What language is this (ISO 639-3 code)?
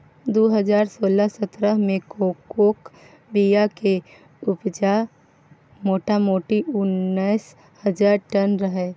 mai